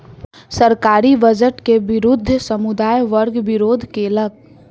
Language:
Maithili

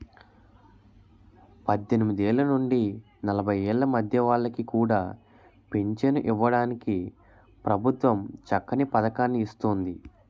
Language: Telugu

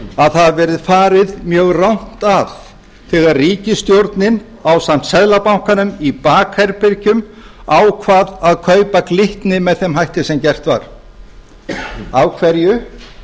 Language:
Icelandic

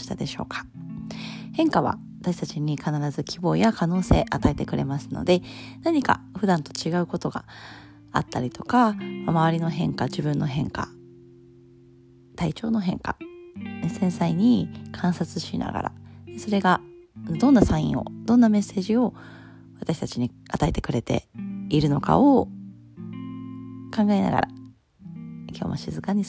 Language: Japanese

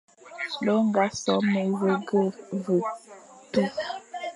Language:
Fang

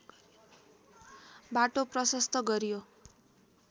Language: Nepali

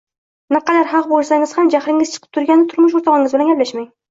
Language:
Uzbek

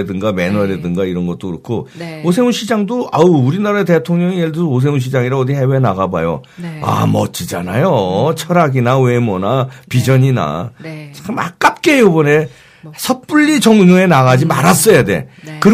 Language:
Korean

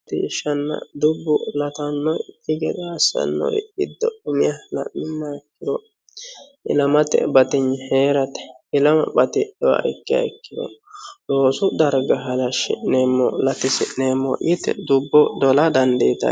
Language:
Sidamo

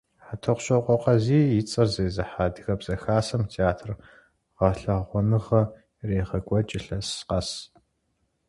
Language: Kabardian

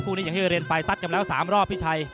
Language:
Thai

